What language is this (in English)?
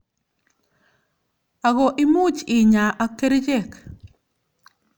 Kalenjin